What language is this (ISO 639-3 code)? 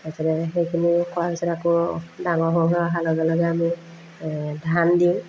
asm